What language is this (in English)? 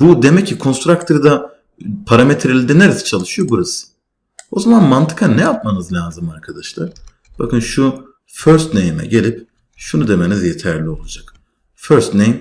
Turkish